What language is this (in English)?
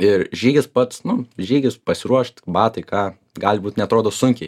Lithuanian